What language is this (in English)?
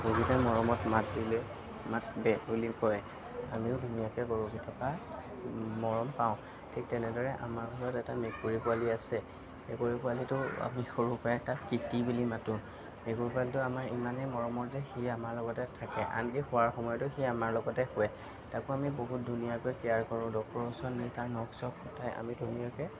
Assamese